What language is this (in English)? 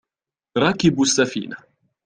Arabic